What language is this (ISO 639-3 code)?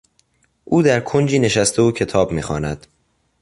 fas